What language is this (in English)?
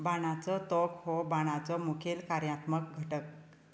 Konkani